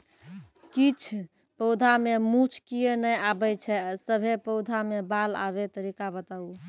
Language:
Maithili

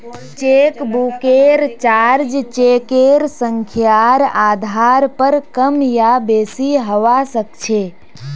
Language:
Magahi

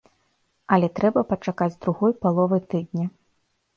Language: Belarusian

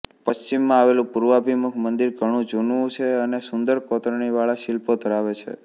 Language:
Gujarati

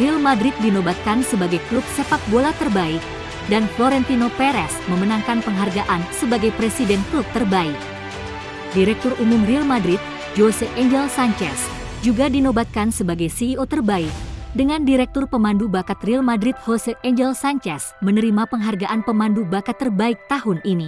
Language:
Indonesian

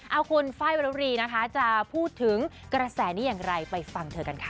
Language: Thai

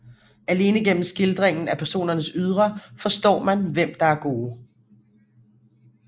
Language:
Danish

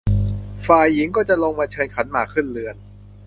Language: Thai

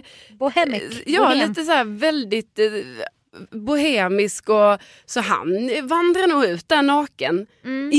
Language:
Swedish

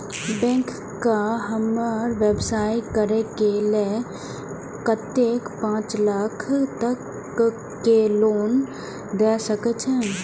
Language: Maithili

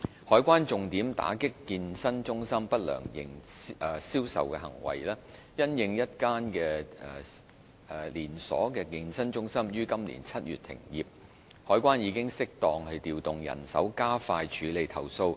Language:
Cantonese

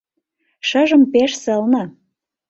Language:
Mari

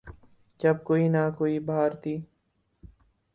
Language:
Urdu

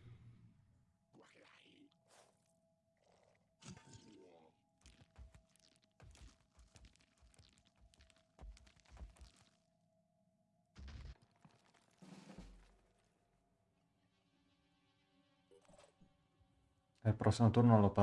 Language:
Italian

